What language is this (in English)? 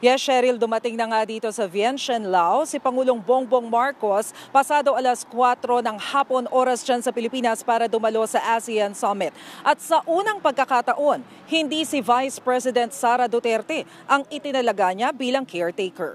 Filipino